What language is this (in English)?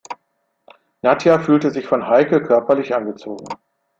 German